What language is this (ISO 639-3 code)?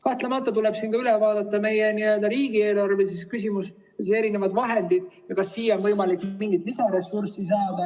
est